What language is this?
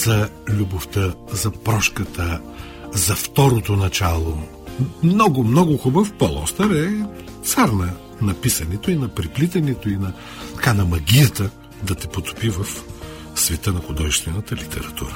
Bulgarian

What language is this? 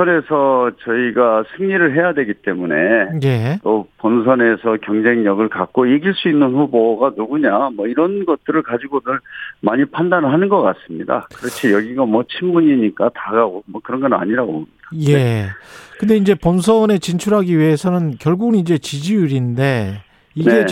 Korean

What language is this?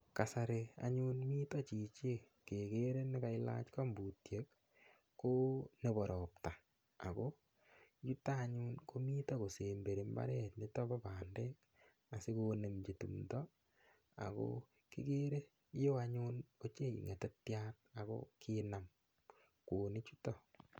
Kalenjin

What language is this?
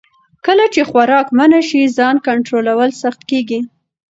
Pashto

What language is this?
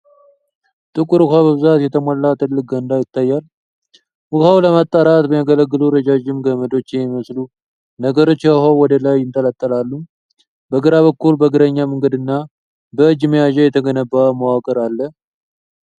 Amharic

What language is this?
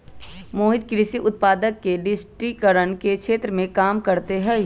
Magahi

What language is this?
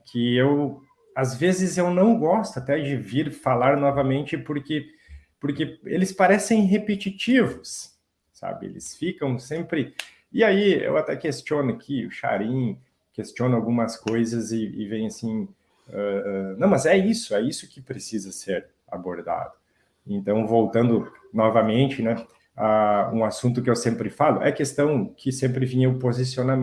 Portuguese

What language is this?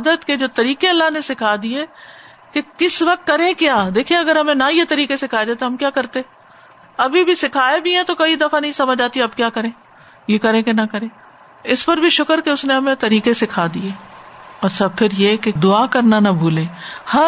Urdu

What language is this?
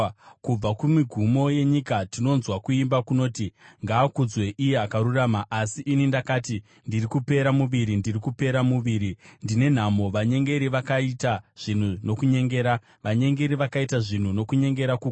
Shona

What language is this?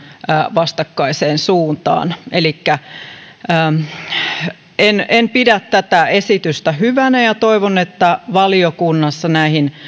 Finnish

